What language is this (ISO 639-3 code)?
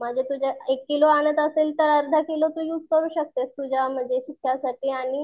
mar